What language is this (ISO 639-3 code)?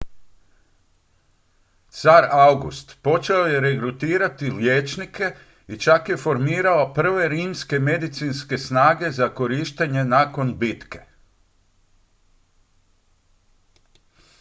hrv